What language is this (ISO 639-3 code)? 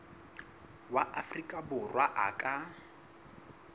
sot